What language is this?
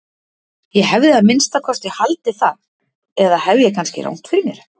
Icelandic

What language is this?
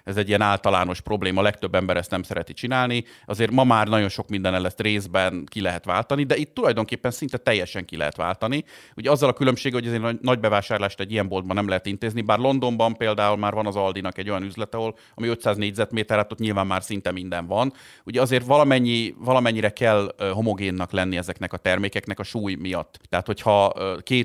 Hungarian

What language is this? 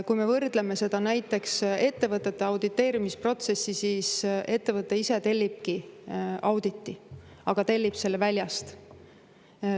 Estonian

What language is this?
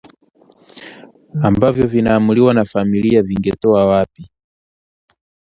Swahili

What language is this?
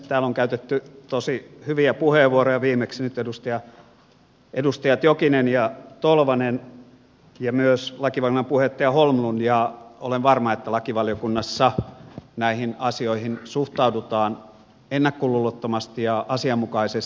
Finnish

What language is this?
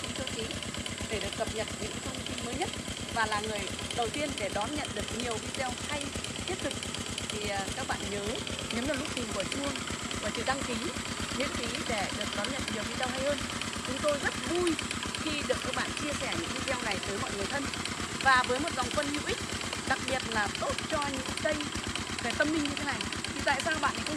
Vietnamese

